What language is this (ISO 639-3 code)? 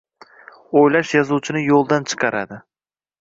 uzb